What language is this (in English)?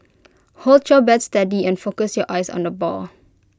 English